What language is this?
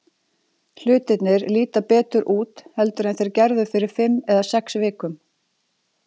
Icelandic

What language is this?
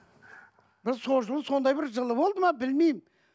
Kazakh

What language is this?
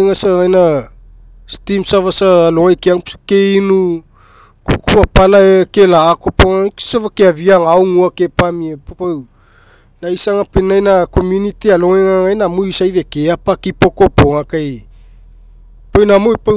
Mekeo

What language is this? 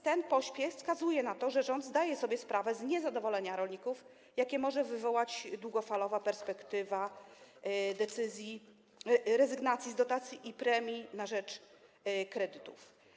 Polish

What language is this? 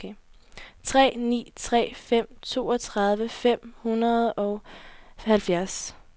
Danish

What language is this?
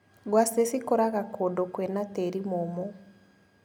Kikuyu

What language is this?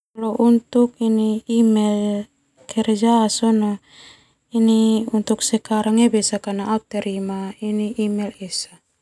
Termanu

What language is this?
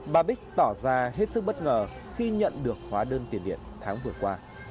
Vietnamese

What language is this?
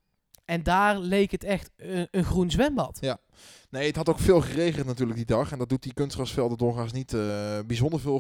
Dutch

